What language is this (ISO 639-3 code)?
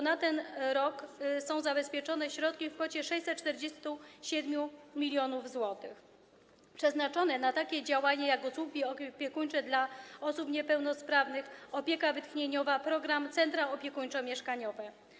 pol